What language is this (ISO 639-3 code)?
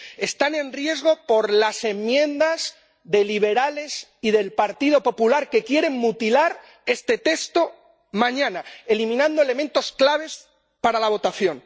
spa